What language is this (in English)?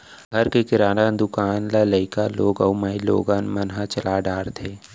Chhattisgarhi